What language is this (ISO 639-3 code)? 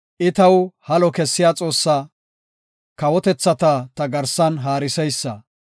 gof